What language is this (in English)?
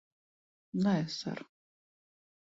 Latvian